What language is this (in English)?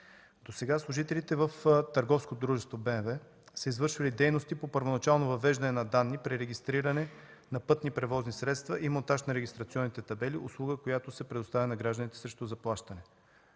Bulgarian